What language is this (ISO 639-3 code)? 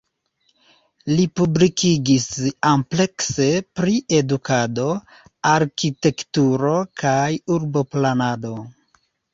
epo